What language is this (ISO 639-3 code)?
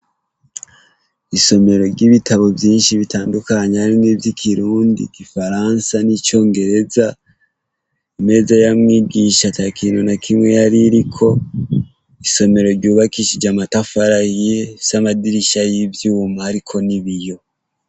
run